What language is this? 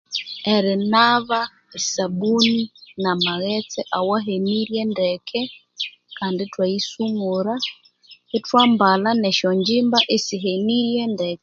Konzo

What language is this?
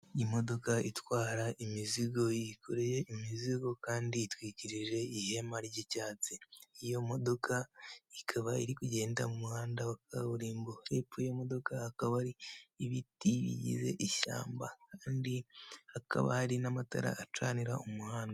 Kinyarwanda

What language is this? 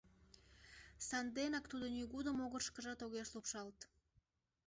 Mari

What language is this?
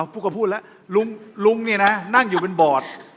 Thai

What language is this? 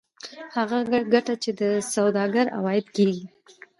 Pashto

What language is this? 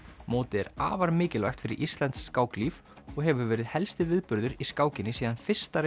Icelandic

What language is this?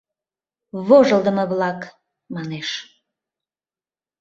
Mari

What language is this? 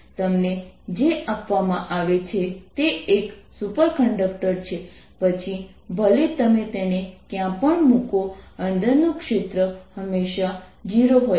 Gujarati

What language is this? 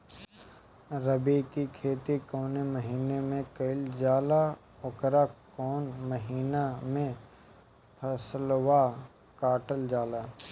Bhojpuri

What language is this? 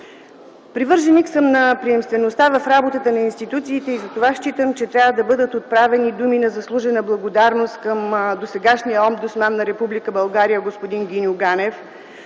Bulgarian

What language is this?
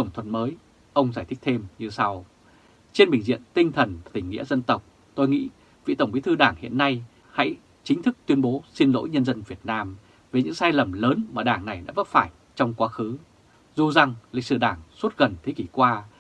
Vietnamese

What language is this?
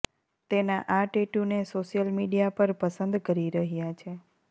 Gujarati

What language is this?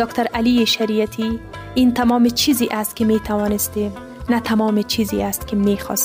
Persian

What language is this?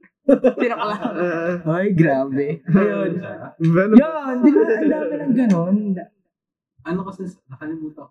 Filipino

